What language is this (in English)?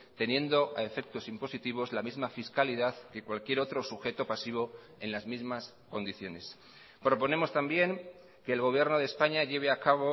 Spanish